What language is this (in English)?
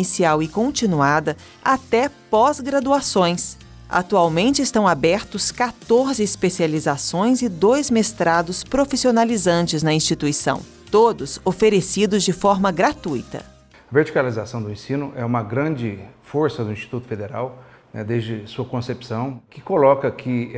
Portuguese